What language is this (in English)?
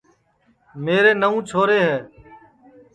Sansi